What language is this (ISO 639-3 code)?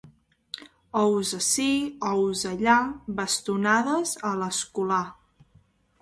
cat